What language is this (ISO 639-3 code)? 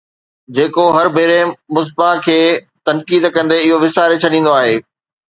snd